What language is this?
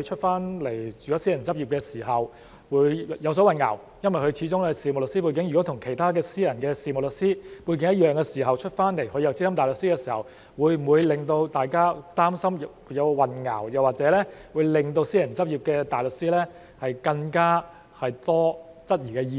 Cantonese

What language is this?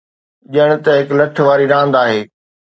Sindhi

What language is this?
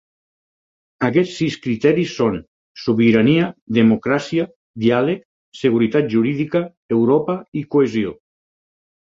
Catalan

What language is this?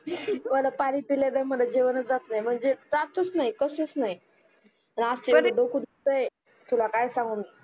Marathi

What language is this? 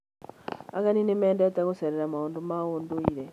Kikuyu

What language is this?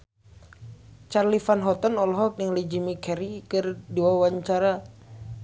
Sundanese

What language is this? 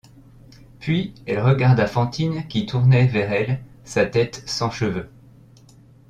French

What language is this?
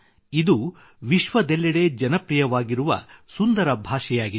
Kannada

